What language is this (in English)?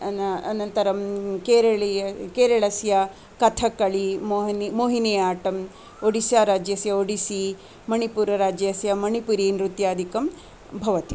Sanskrit